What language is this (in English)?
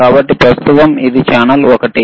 Telugu